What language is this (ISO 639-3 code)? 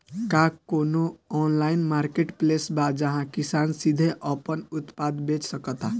bho